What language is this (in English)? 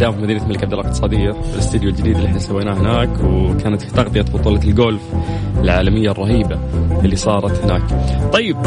Arabic